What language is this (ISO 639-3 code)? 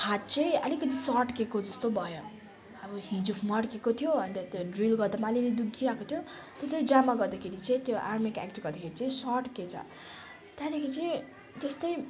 nep